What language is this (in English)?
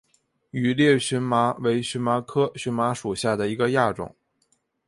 Chinese